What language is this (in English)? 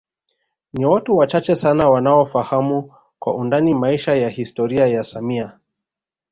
Swahili